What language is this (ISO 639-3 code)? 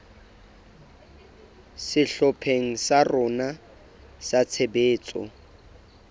sot